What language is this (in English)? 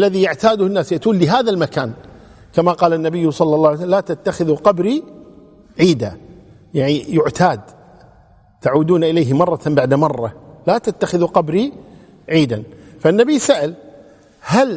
Arabic